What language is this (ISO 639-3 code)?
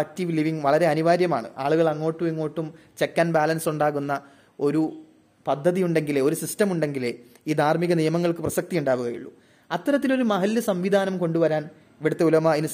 mal